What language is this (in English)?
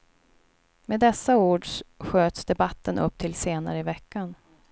Swedish